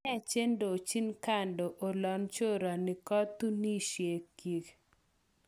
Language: Kalenjin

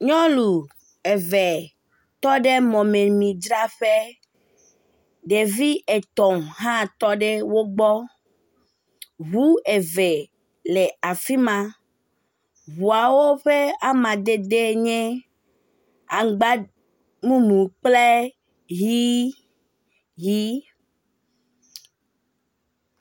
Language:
Ewe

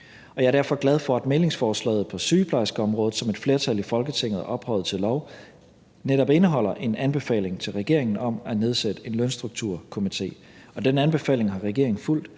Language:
Danish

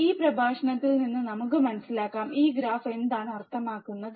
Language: Malayalam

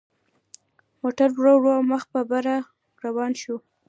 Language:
Pashto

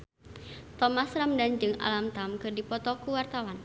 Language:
Sundanese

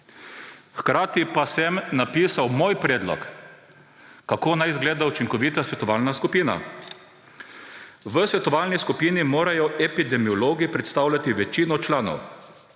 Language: Slovenian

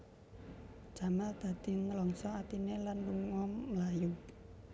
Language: Javanese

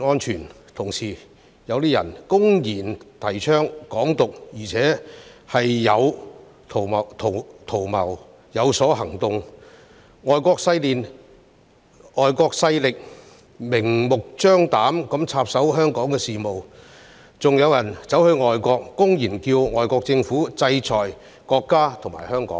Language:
Cantonese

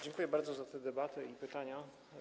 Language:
Polish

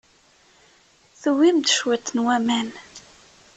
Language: Kabyle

